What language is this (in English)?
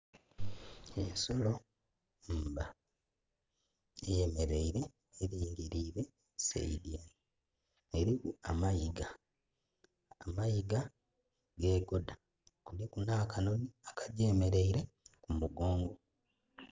Soga